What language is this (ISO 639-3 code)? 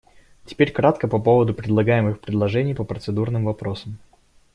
rus